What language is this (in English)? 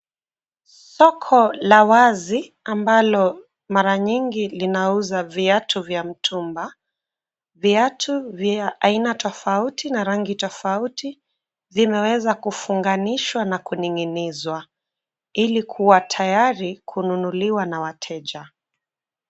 Swahili